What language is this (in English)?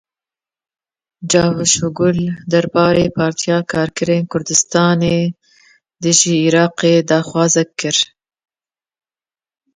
Kurdish